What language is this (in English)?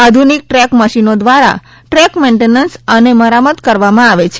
Gujarati